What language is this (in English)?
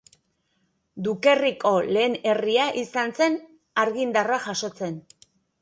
Basque